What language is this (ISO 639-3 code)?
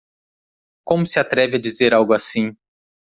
por